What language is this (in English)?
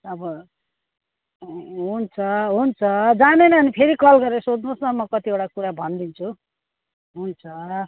Nepali